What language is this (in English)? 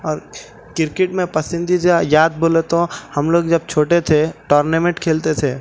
Urdu